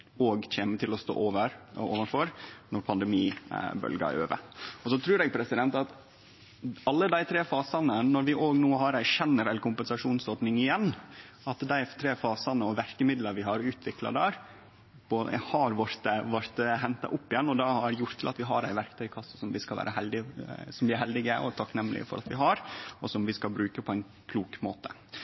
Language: Norwegian Nynorsk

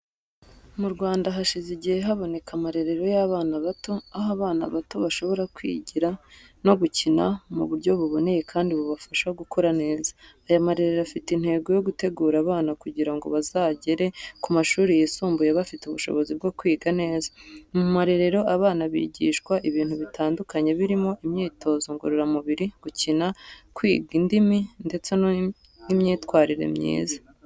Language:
Kinyarwanda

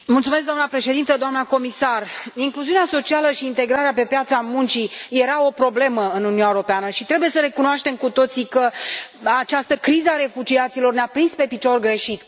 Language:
Romanian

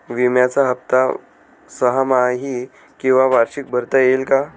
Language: Marathi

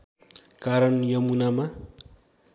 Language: Nepali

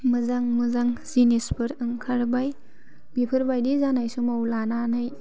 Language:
Bodo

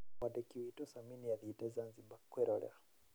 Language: Kikuyu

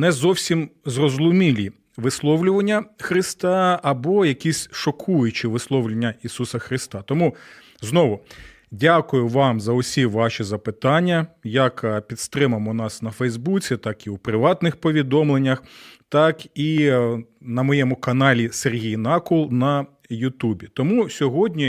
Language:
Ukrainian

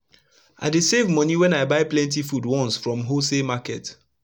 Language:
Nigerian Pidgin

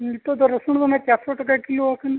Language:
Santali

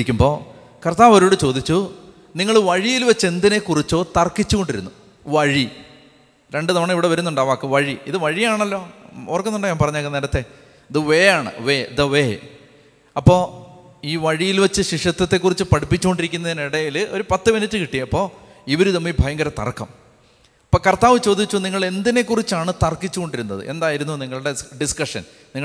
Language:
Malayalam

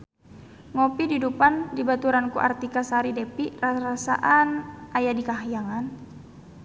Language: Sundanese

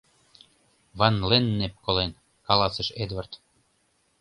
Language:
Mari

